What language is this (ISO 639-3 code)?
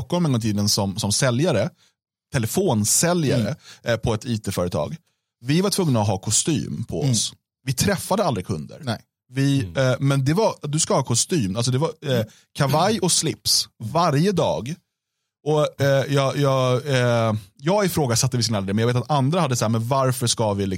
swe